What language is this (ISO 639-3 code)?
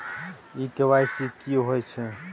mai